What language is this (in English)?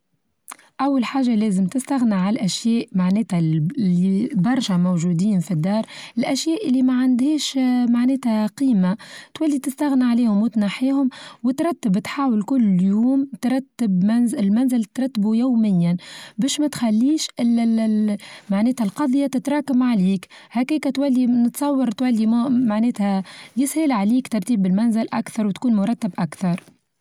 Tunisian Arabic